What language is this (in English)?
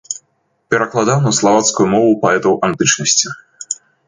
Belarusian